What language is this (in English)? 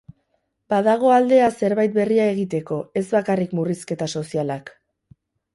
Basque